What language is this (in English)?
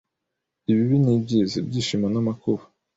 Kinyarwanda